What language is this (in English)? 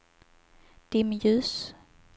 Swedish